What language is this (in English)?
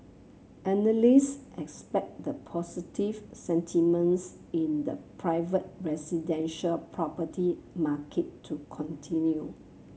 English